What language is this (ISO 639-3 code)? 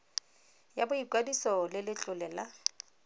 tsn